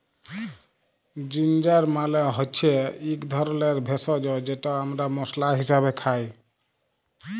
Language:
Bangla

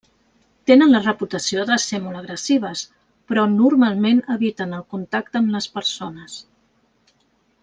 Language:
Catalan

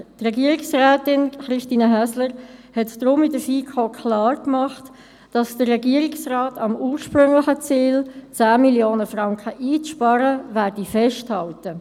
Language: Swiss German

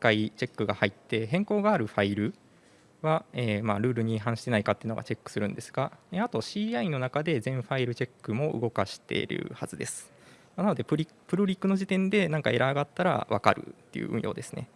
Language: Japanese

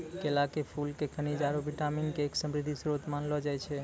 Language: Maithili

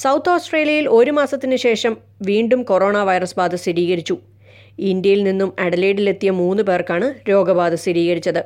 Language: Malayalam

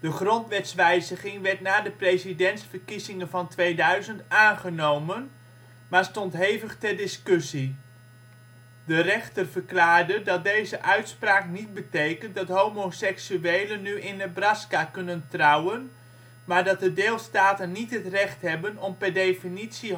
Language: Dutch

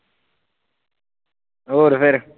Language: Punjabi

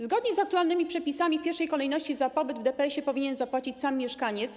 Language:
Polish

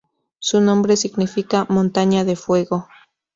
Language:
Spanish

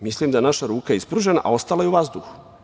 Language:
Serbian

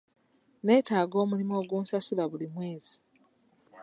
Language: Ganda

